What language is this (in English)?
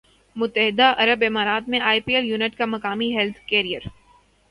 Urdu